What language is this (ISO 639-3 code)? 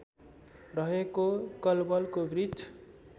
nep